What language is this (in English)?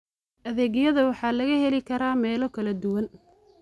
Somali